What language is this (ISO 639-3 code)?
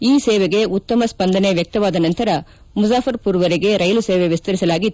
kan